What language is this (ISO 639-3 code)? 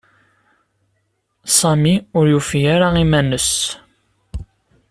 kab